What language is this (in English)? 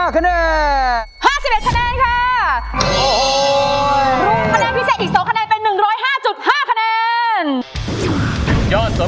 Thai